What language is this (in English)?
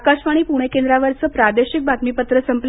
Marathi